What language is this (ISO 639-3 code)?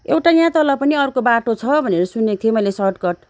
nep